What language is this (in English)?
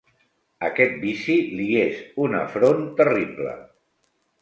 Catalan